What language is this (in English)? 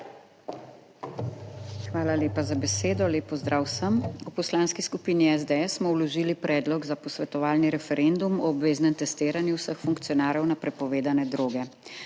Slovenian